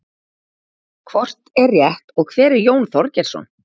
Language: Icelandic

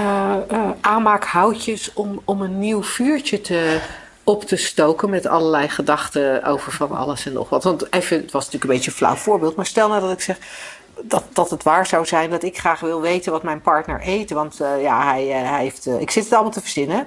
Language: Dutch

